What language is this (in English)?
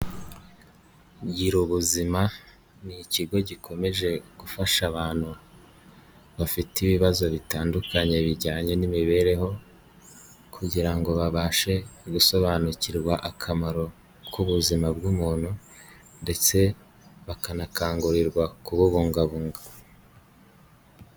Kinyarwanda